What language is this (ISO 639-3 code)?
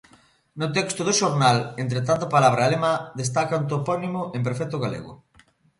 glg